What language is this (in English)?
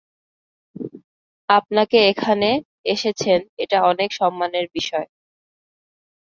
Bangla